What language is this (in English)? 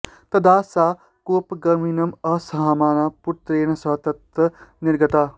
Sanskrit